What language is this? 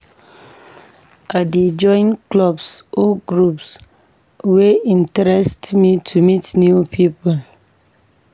Nigerian Pidgin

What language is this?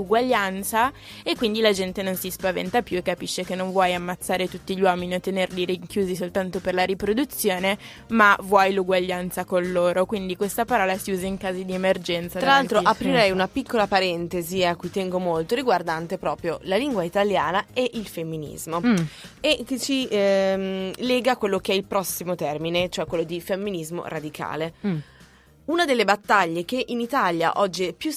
Italian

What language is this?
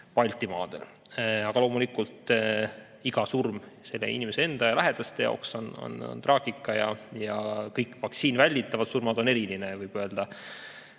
Estonian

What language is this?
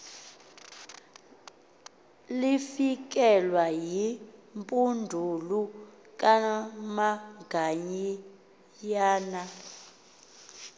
Xhosa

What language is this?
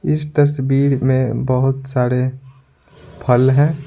Hindi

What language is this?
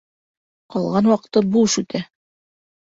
Bashkir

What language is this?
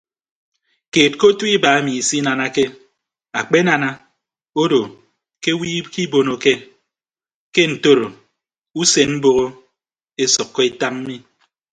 Ibibio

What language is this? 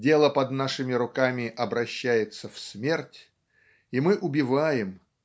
Russian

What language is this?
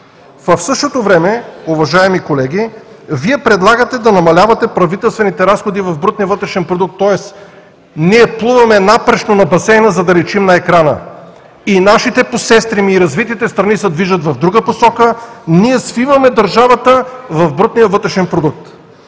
Bulgarian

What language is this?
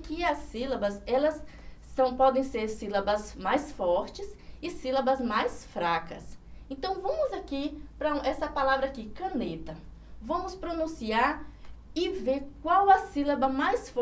Portuguese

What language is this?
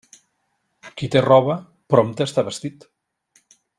Catalan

